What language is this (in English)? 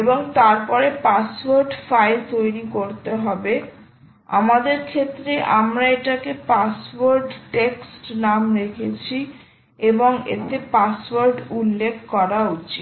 Bangla